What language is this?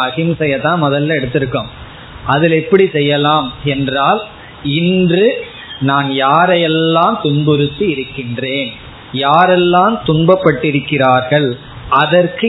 Tamil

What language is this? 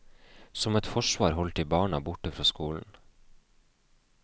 Norwegian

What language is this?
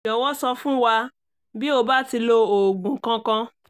Yoruba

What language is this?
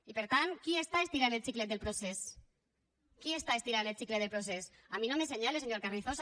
Catalan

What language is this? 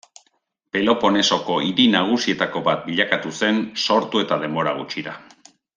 Basque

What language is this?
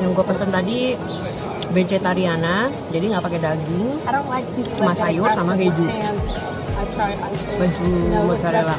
Indonesian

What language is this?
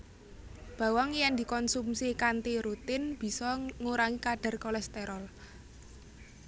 Javanese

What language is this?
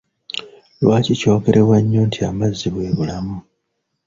Ganda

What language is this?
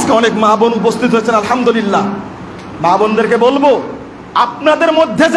Indonesian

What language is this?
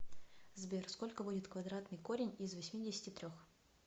Russian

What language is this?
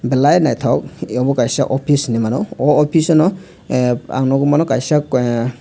Kok Borok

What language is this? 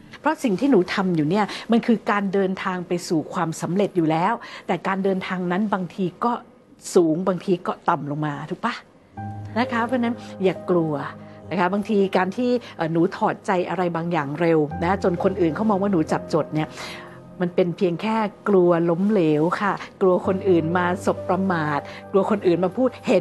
Thai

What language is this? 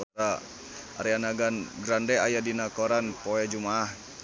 Sundanese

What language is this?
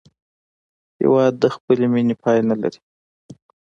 Pashto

